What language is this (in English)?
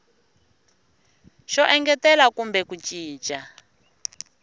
Tsonga